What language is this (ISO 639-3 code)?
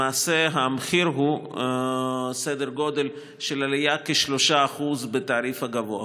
heb